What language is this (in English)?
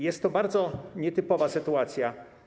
Polish